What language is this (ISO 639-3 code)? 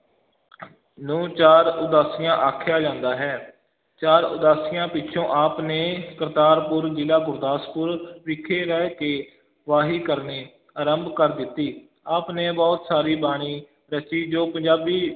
pan